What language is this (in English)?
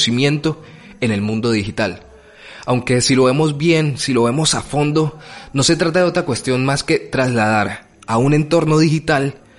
Spanish